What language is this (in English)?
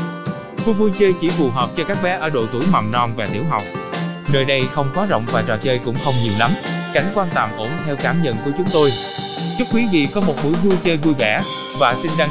Vietnamese